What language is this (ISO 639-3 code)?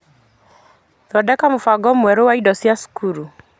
kik